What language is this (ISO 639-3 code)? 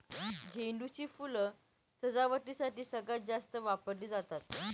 mar